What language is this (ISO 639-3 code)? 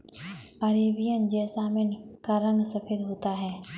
hin